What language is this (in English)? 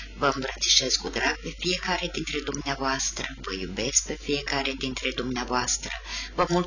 Romanian